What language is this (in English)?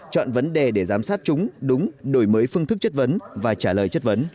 Vietnamese